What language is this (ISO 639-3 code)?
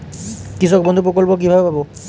ben